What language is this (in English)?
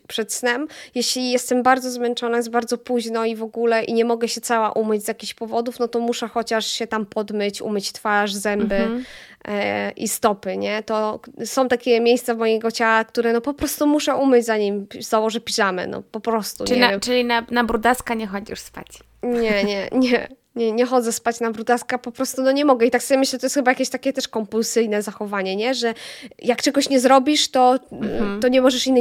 Polish